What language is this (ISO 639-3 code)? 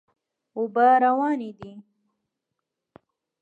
pus